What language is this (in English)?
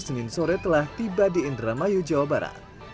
Indonesian